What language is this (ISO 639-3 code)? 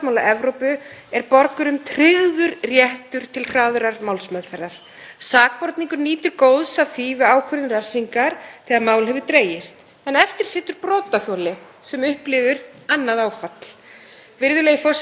isl